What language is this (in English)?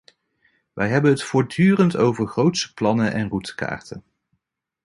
Dutch